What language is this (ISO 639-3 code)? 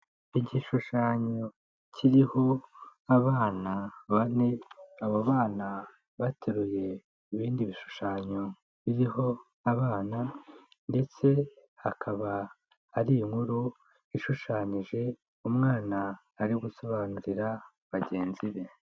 kin